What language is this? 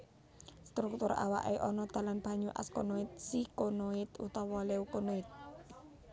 Javanese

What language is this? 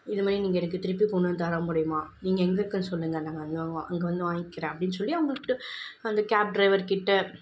Tamil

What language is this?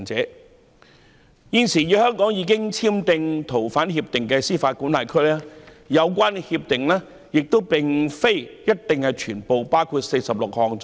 Cantonese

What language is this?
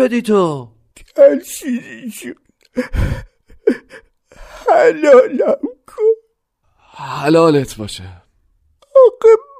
Persian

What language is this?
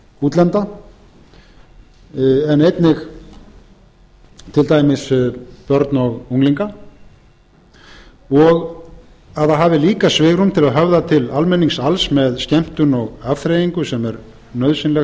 Icelandic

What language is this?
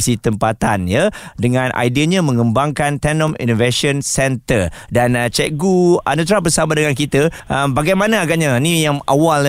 Malay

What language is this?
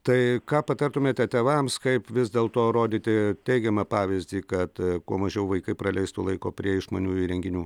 Lithuanian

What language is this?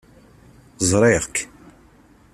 Kabyle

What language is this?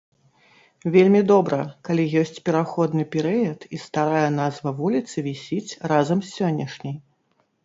Belarusian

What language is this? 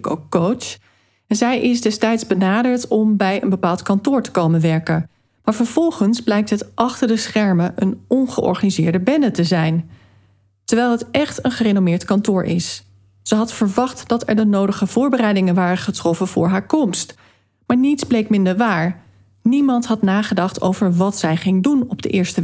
Dutch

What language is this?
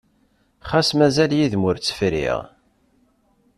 Kabyle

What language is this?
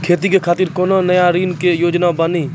Maithili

